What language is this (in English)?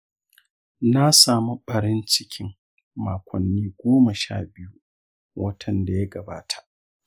Hausa